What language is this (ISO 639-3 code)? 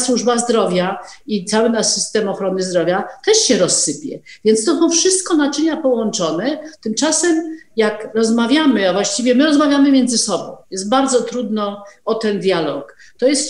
pol